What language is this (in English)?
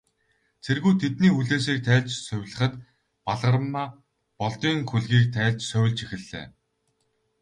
Mongolian